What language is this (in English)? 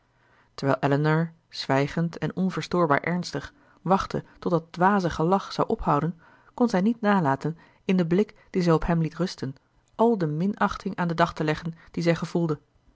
Dutch